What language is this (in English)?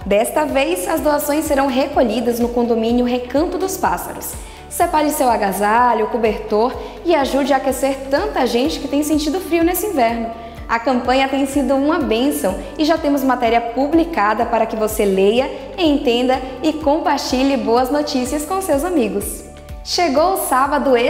Portuguese